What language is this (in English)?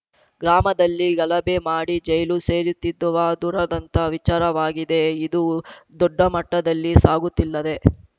Kannada